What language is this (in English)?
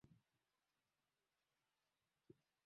Swahili